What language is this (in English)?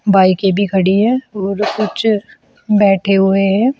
Hindi